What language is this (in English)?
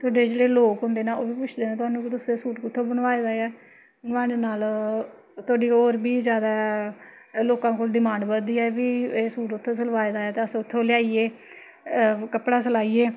Dogri